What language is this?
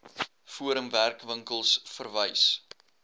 Afrikaans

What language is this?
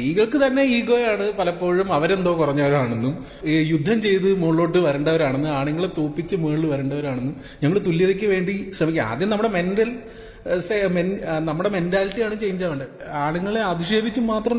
Malayalam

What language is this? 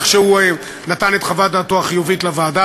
Hebrew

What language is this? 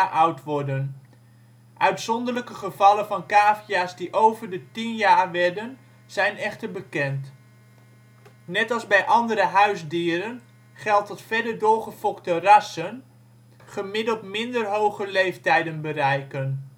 Dutch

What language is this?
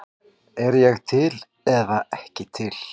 Icelandic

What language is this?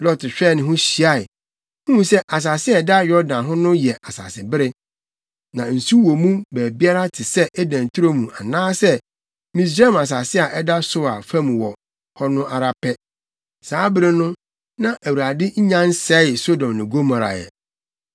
Akan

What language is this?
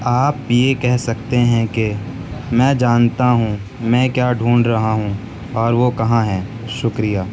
Urdu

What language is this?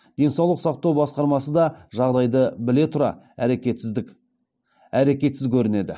Kazakh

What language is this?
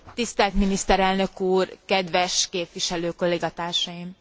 Hungarian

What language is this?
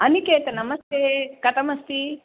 Sanskrit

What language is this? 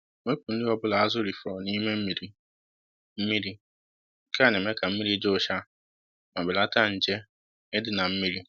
Igbo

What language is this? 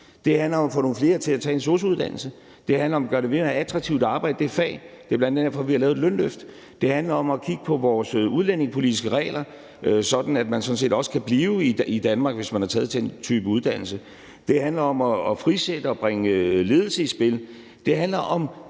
Danish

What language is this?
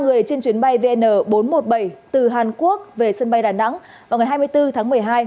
Vietnamese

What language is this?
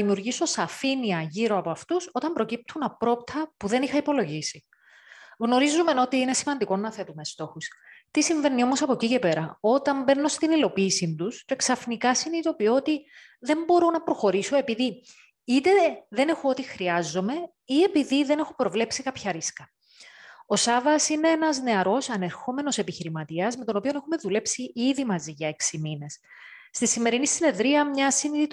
Greek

